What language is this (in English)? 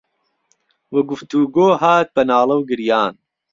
Central Kurdish